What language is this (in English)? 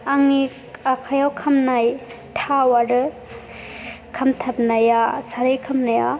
Bodo